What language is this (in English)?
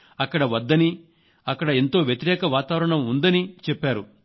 Telugu